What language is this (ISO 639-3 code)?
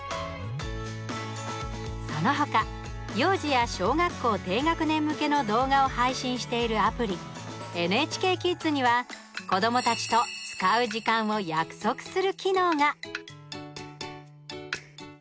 jpn